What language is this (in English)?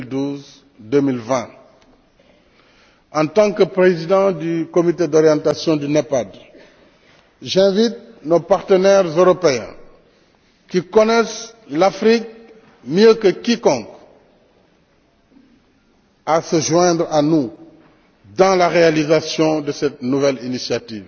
French